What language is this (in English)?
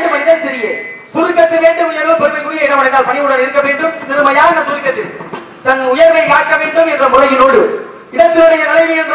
Thai